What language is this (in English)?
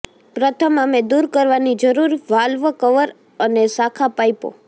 Gujarati